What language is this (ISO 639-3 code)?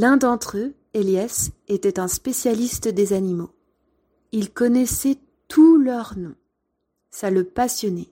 fra